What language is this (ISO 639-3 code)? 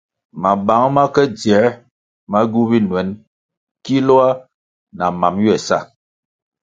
nmg